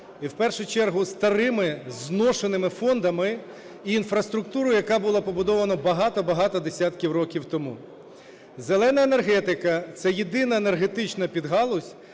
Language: Ukrainian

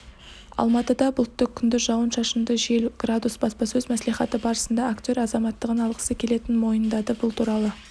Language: Kazakh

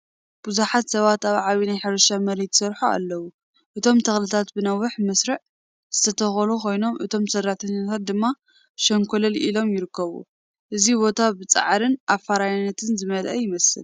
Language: Tigrinya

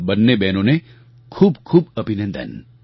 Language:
Gujarati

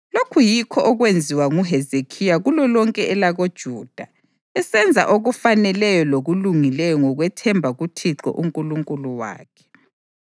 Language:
North Ndebele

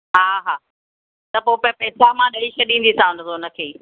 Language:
Sindhi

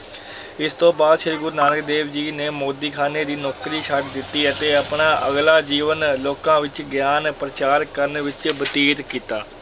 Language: Punjabi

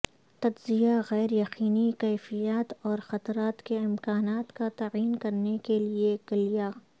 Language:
Urdu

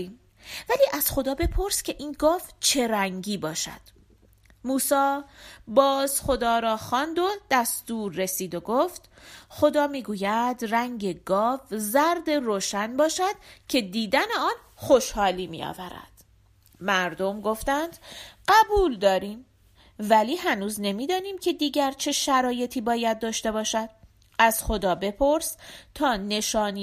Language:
Persian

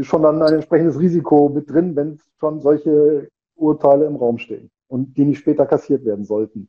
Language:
German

